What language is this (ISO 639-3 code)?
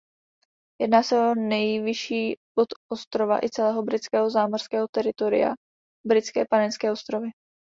ces